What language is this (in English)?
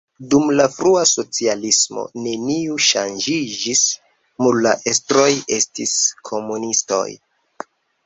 Esperanto